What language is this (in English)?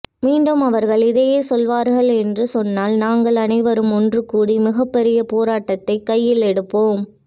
Tamil